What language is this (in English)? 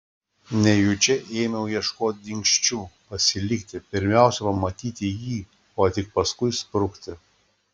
Lithuanian